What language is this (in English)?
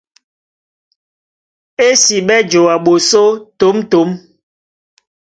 Duala